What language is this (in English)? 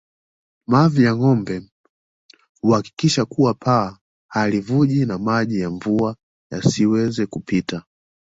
Swahili